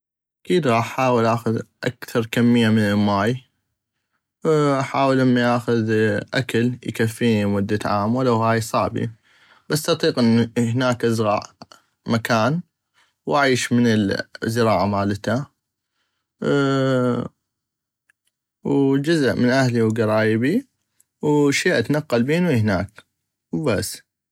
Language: North Mesopotamian Arabic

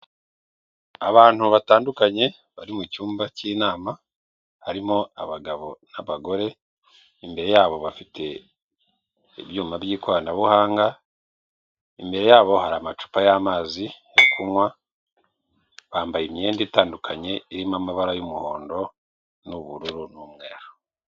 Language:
Kinyarwanda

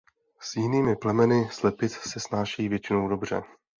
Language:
Czech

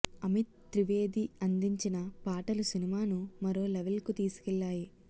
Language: Telugu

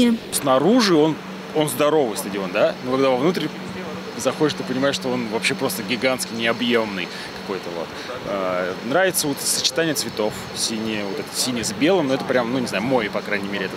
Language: Russian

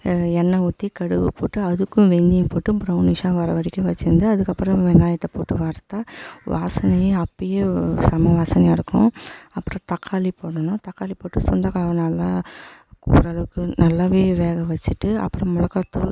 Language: Tamil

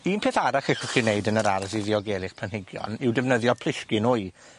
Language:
Welsh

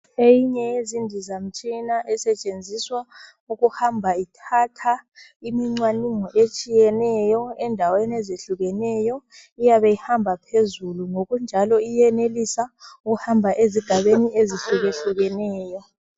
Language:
North Ndebele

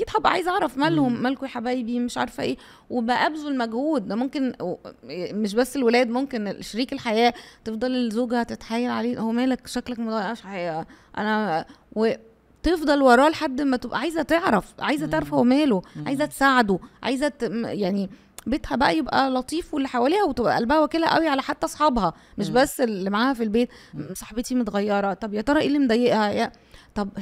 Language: Arabic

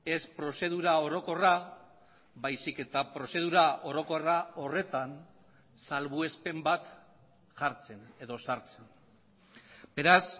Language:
Basque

